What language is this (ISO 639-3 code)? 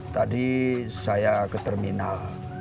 ind